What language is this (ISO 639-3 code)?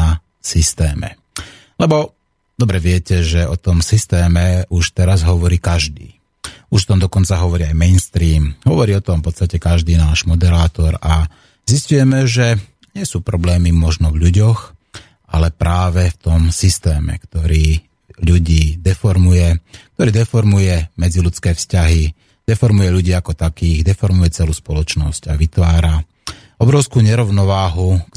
slk